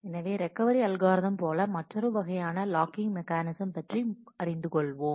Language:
Tamil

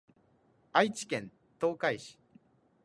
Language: Japanese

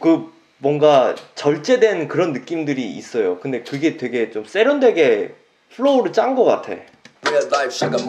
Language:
Korean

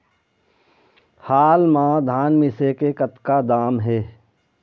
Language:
Chhattisgarhi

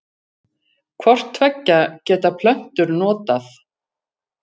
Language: Icelandic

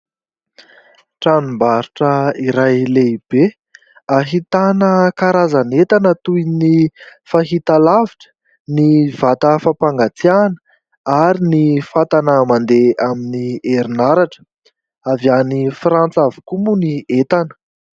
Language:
Malagasy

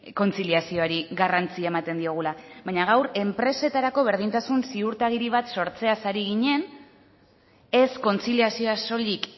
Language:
Basque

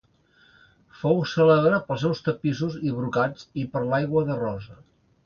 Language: Catalan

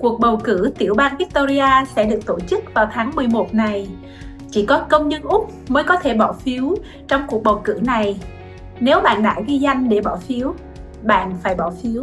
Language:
Vietnamese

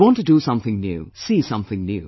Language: English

